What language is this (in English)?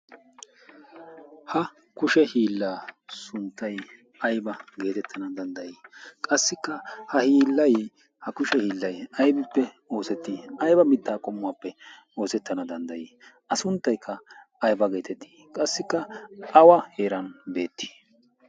Wolaytta